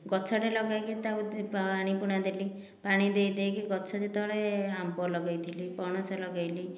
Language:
Odia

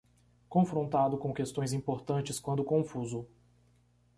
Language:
Portuguese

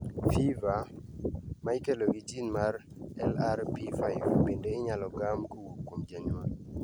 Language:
Luo (Kenya and Tanzania)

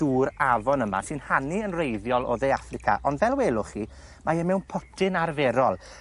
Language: Welsh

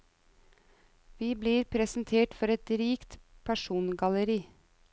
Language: Norwegian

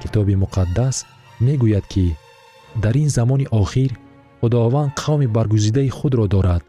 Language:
Persian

